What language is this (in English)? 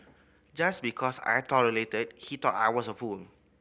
English